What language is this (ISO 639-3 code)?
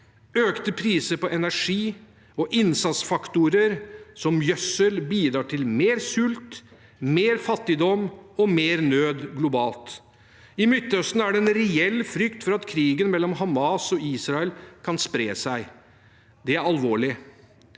nor